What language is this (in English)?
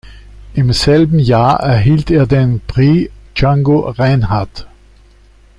German